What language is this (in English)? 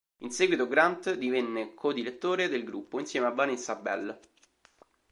Italian